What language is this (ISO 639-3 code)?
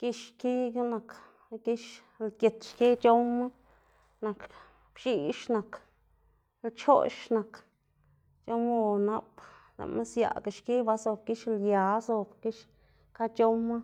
ztg